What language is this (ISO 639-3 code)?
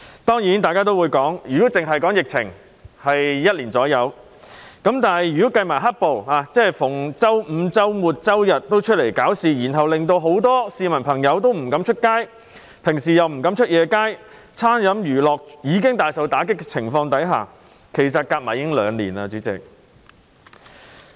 yue